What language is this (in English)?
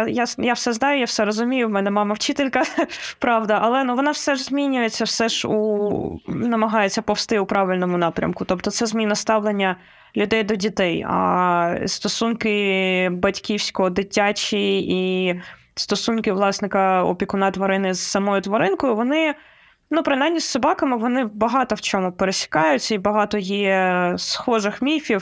Ukrainian